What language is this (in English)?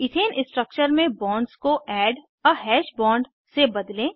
Hindi